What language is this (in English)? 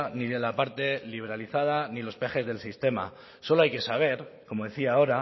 Spanish